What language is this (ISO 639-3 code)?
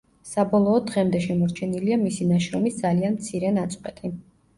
kat